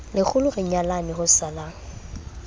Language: Southern Sotho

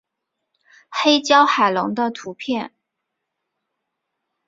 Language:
Chinese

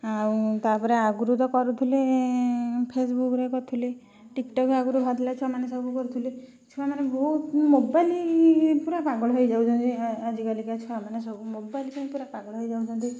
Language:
Odia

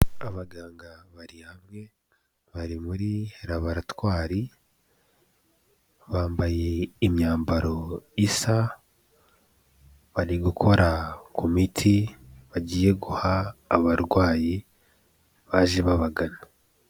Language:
Kinyarwanda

